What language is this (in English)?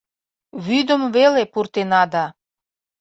Mari